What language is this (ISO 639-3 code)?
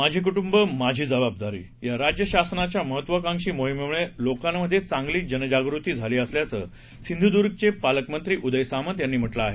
mar